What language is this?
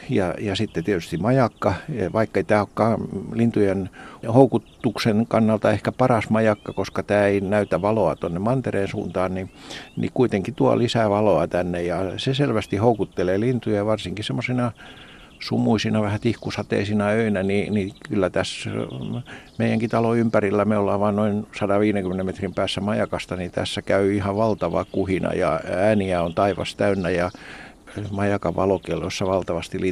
Finnish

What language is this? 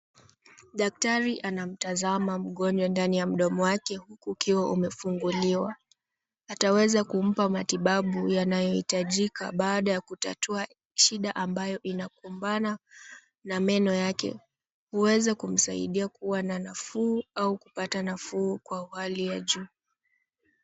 Swahili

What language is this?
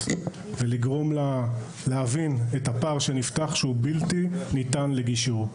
Hebrew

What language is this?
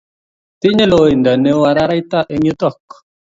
Kalenjin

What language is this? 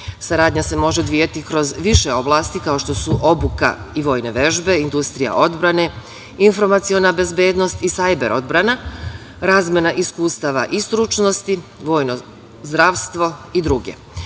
Serbian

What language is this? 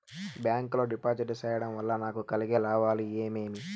Telugu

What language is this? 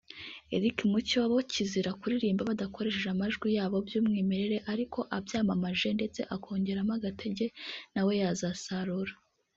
Kinyarwanda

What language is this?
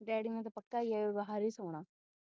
Punjabi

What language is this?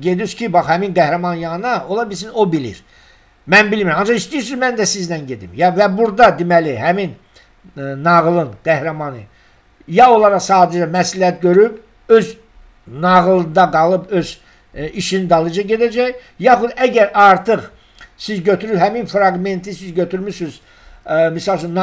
Turkish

